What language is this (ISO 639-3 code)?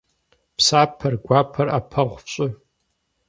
kbd